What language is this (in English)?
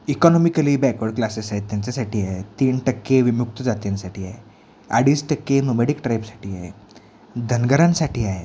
Marathi